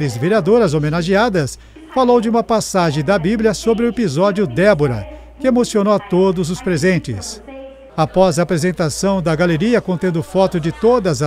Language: Portuguese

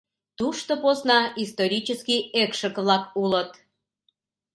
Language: Mari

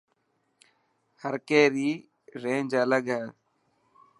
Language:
Dhatki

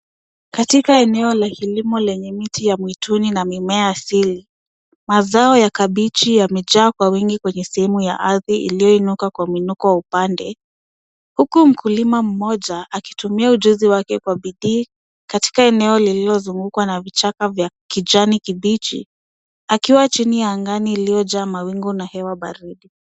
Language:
Swahili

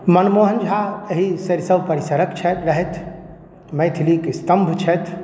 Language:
Maithili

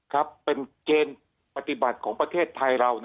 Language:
Thai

